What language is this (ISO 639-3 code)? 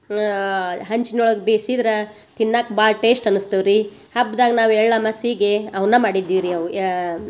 kan